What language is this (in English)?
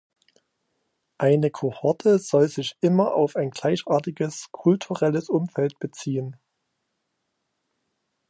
German